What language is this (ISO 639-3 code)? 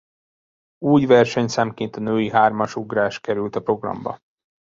hun